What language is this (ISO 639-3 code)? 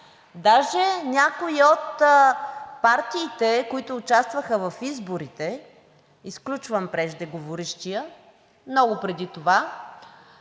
bul